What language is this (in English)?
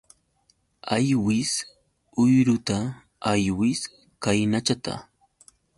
Yauyos Quechua